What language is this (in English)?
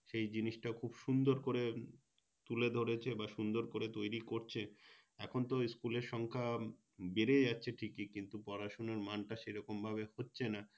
Bangla